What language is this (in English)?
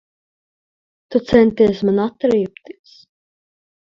Latvian